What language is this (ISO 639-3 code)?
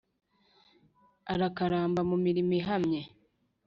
kin